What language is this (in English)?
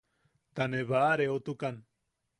Yaqui